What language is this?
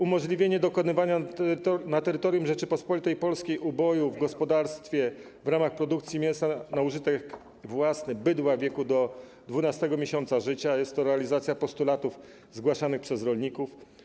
Polish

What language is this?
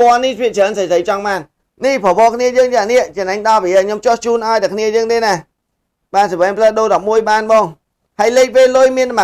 Vietnamese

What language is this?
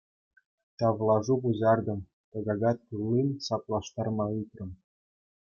Chuvash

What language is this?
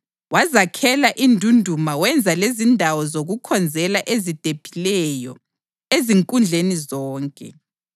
North Ndebele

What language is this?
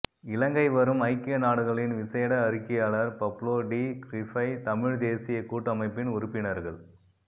Tamil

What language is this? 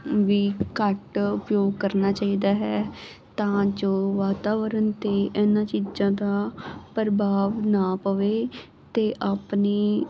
Punjabi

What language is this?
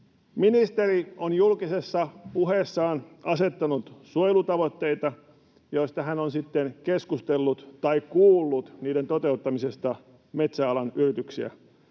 Finnish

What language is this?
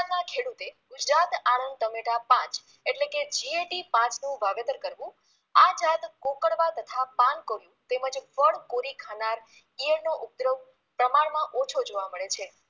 Gujarati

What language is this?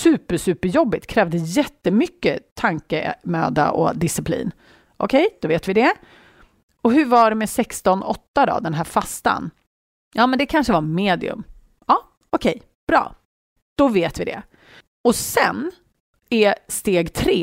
Swedish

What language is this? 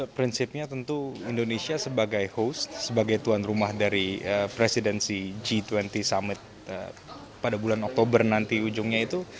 Indonesian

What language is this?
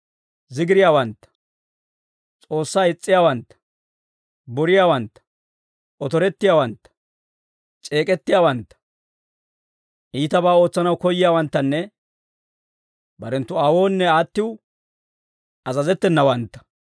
Dawro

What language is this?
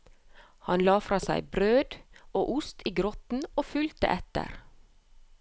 Norwegian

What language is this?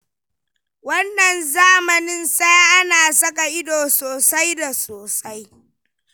Hausa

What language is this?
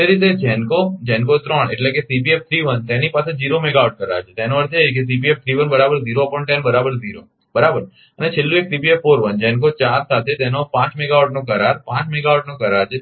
Gujarati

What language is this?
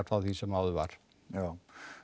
Icelandic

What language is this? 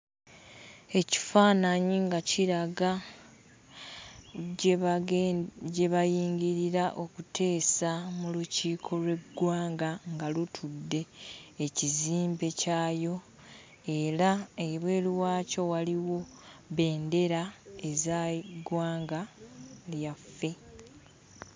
Ganda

